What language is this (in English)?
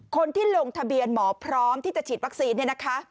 Thai